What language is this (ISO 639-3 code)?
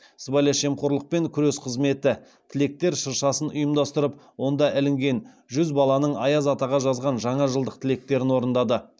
kaz